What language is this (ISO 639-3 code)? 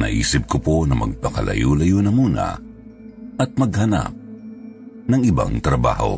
fil